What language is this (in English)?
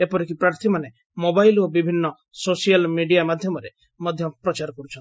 Odia